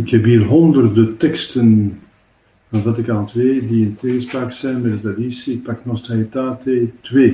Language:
Dutch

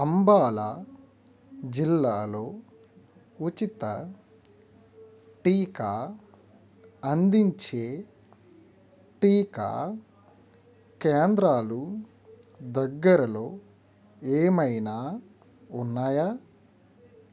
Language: Telugu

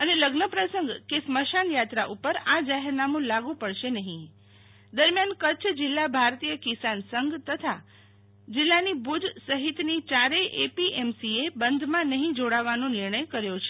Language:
Gujarati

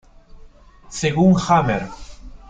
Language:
Spanish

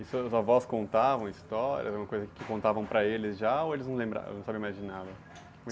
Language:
Portuguese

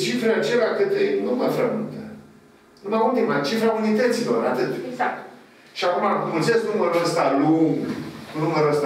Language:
Romanian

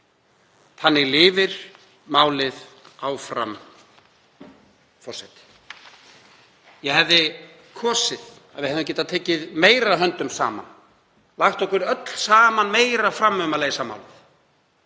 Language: Icelandic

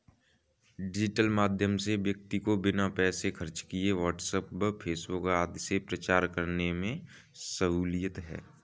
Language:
Hindi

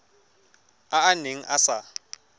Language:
Tswana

